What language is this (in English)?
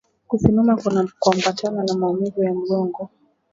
Swahili